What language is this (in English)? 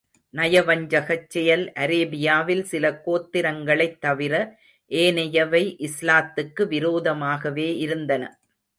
Tamil